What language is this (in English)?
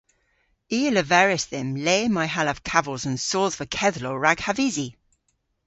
Cornish